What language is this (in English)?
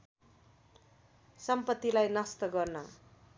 Nepali